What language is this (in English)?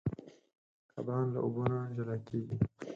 Pashto